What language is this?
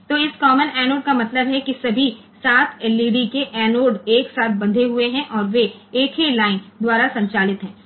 Gujarati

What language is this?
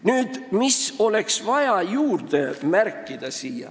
Estonian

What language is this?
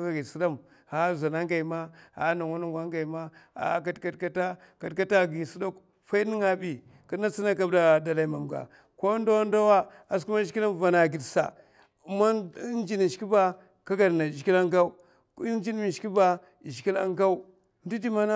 Mafa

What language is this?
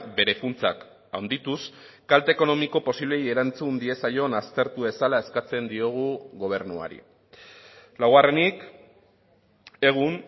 Basque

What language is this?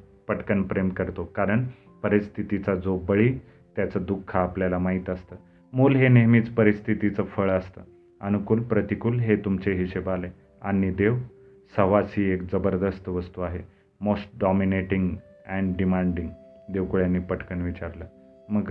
Marathi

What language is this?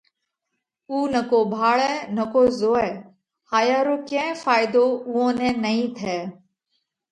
Parkari Koli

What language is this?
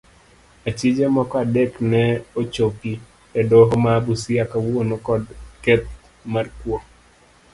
Luo (Kenya and Tanzania)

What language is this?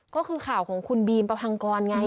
Thai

